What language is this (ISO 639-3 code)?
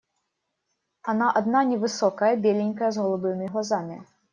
rus